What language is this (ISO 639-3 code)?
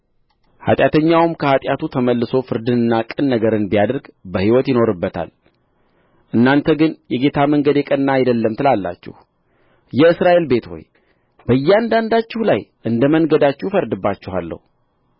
amh